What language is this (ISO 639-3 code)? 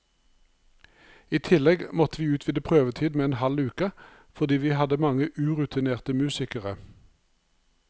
nor